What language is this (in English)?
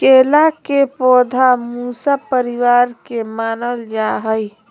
Magahi